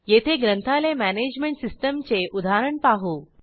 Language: Marathi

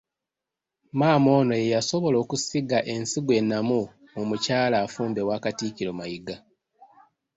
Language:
Ganda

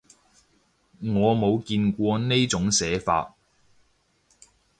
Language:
Cantonese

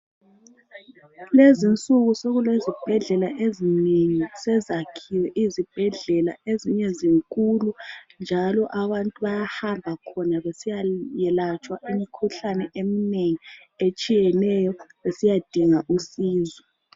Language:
North Ndebele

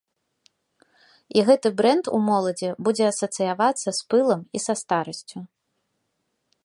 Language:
Belarusian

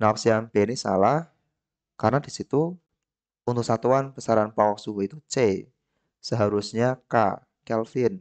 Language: Indonesian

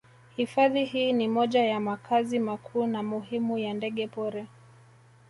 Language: Swahili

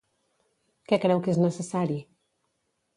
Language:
Catalan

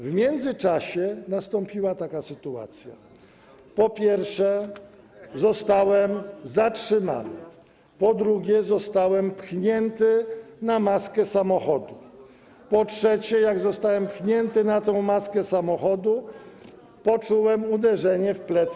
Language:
Polish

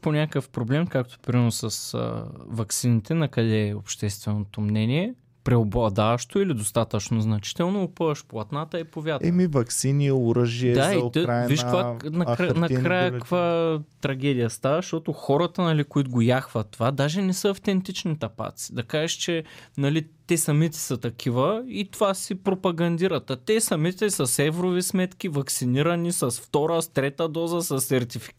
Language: Bulgarian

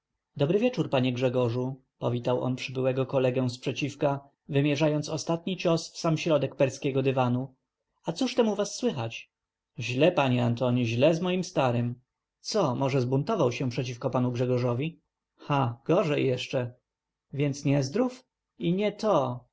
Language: Polish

